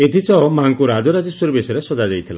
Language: Odia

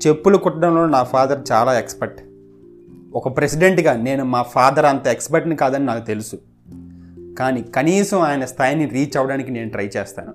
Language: Telugu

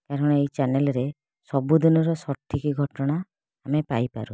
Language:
Odia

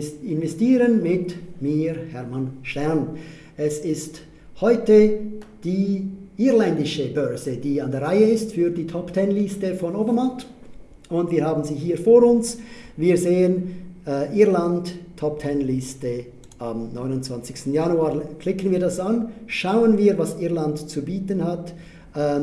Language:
German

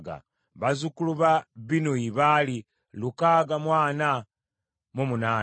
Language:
Ganda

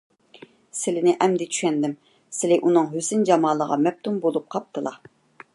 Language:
Uyghur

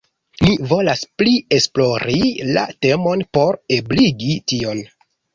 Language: Esperanto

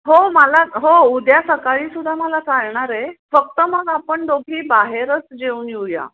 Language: Marathi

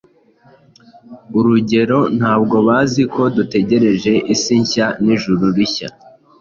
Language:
Kinyarwanda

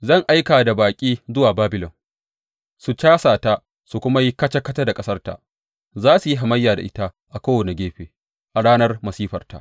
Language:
Hausa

